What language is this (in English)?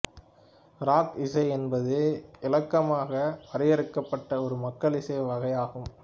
Tamil